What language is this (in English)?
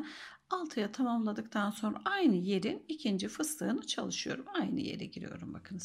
Turkish